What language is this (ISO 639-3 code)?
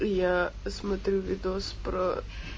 rus